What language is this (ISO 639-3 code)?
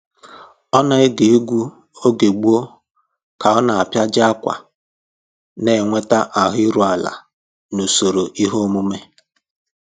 ibo